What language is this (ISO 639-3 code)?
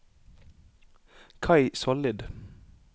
nor